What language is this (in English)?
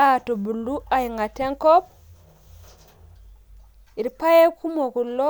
Masai